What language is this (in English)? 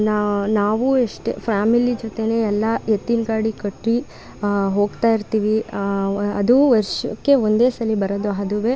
Kannada